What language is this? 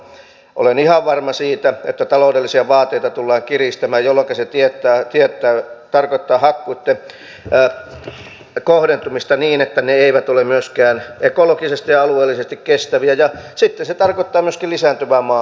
Finnish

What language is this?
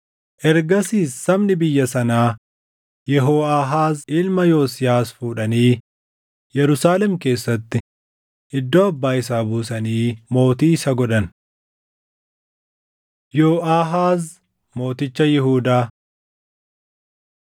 Oromo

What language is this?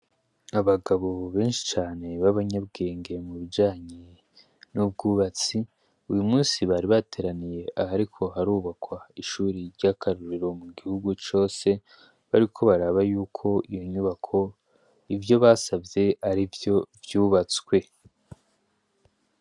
Rundi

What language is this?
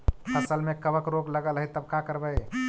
Magahi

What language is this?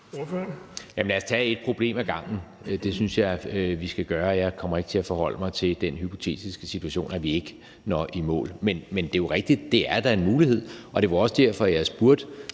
Danish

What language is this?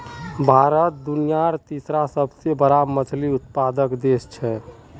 Magahi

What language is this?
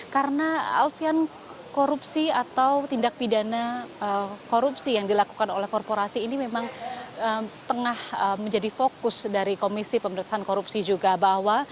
Indonesian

